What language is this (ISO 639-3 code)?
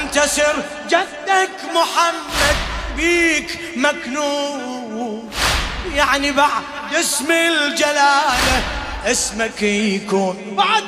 ara